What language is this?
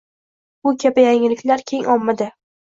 Uzbek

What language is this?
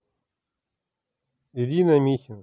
Russian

